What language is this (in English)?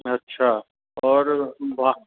Sindhi